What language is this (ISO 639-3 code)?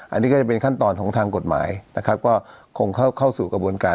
tha